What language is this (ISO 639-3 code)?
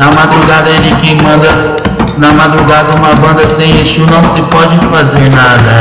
por